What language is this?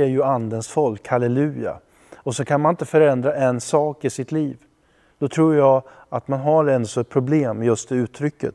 Swedish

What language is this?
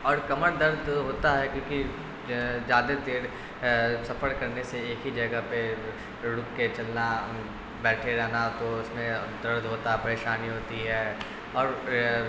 Urdu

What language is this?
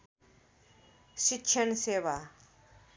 Nepali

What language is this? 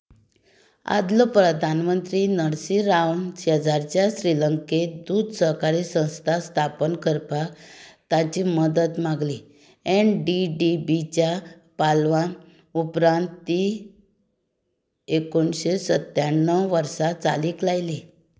Konkani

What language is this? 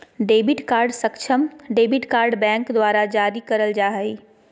Magahi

